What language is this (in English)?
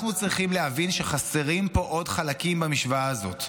Hebrew